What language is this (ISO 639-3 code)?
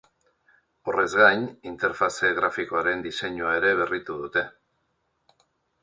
eus